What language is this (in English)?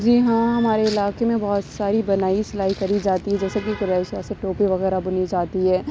Urdu